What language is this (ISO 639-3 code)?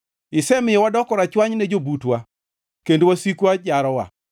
luo